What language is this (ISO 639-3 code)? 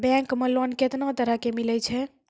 mai